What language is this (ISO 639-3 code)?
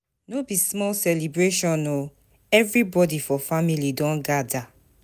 pcm